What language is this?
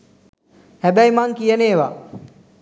Sinhala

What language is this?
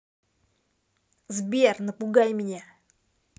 Russian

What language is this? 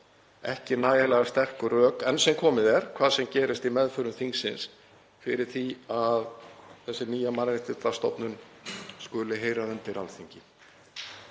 Icelandic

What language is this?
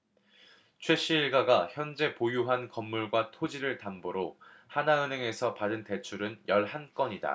Korean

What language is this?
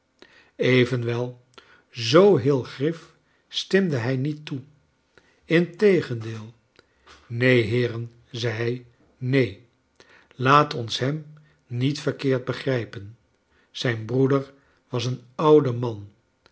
Dutch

